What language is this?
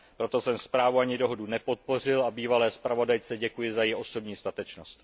Czech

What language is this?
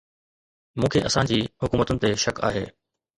Sindhi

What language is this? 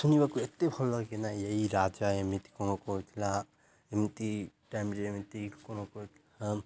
Odia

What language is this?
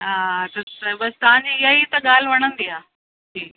Sindhi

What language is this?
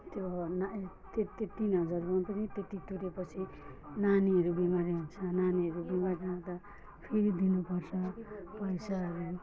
Nepali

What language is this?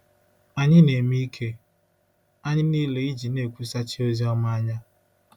Igbo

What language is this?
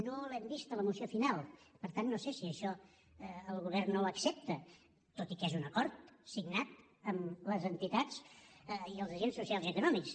Catalan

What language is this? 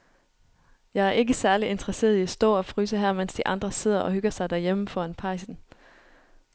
Danish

